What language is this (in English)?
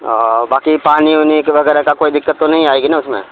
Urdu